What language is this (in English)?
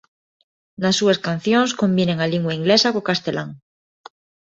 Galician